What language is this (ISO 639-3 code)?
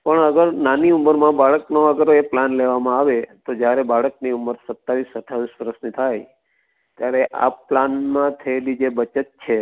guj